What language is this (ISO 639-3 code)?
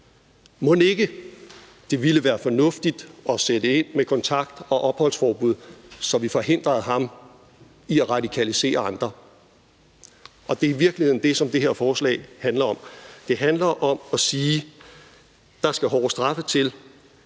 dan